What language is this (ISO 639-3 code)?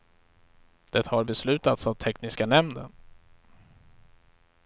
swe